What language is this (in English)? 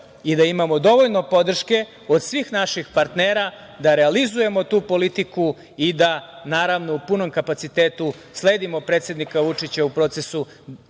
Serbian